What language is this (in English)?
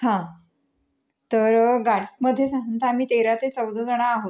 Marathi